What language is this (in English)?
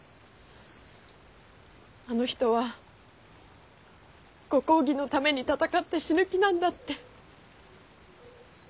Japanese